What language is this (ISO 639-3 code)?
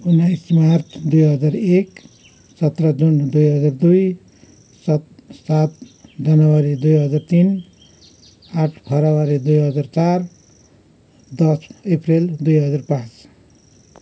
nep